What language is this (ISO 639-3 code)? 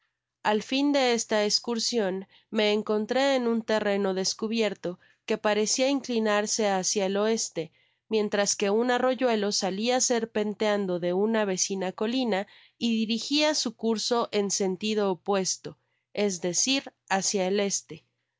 spa